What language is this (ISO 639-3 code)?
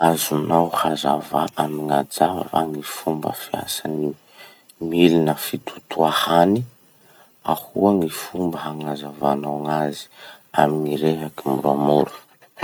msh